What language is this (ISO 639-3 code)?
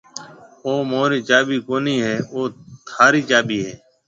mve